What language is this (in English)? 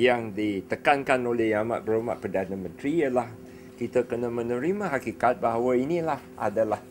Malay